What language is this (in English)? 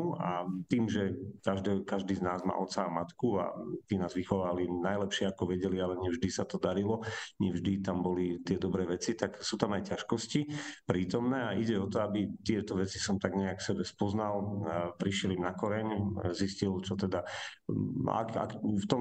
Slovak